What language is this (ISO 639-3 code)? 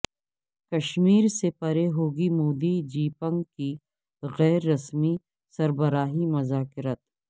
urd